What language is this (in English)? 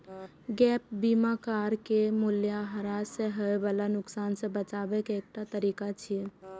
Maithili